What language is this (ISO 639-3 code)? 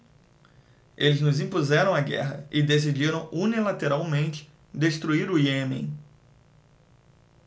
por